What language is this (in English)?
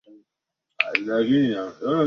Swahili